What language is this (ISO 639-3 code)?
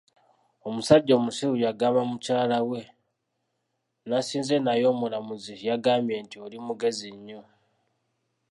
lug